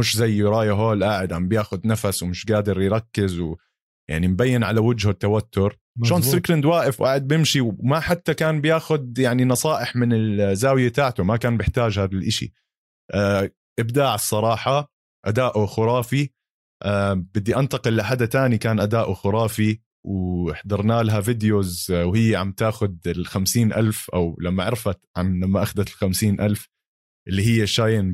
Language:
Arabic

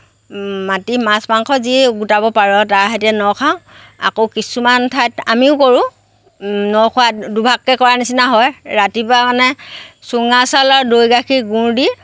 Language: Assamese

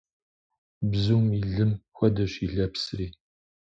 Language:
Kabardian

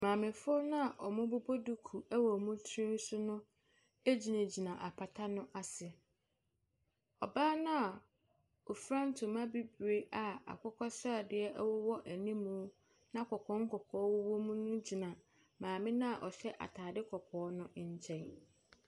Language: Akan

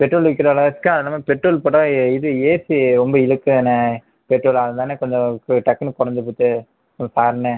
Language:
Tamil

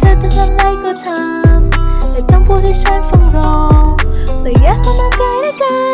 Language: Thai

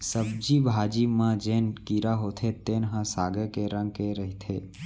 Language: Chhattisgarhi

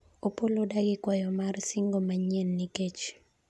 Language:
Luo (Kenya and Tanzania)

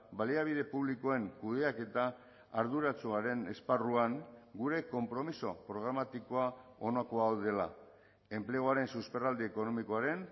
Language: Basque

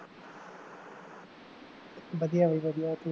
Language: Punjabi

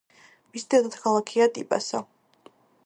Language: Georgian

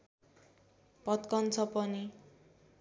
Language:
Nepali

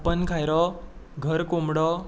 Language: Konkani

